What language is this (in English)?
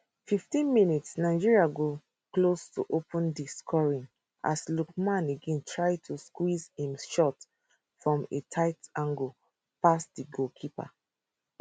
Nigerian Pidgin